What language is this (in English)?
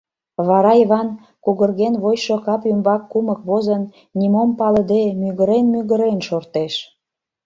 Mari